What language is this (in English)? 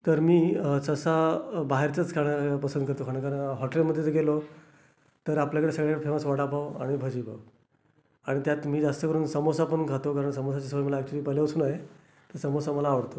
Marathi